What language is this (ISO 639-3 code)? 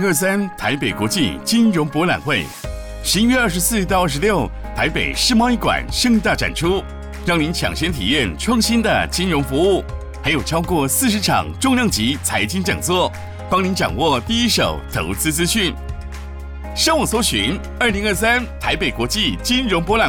zho